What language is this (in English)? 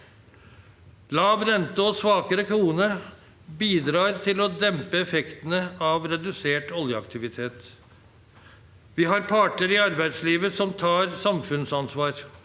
Norwegian